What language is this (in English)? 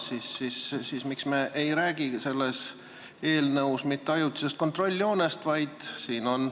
Estonian